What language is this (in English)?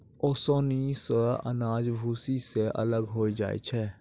Maithili